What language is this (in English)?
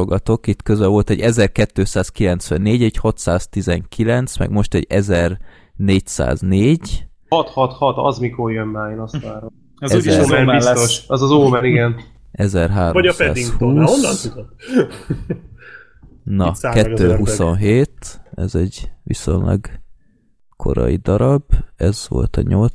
Hungarian